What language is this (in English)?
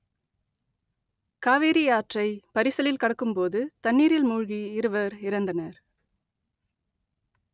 Tamil